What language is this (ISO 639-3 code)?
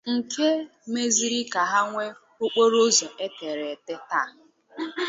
ibo